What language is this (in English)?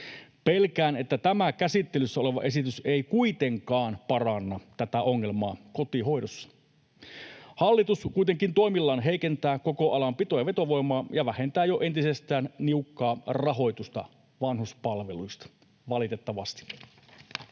Finnish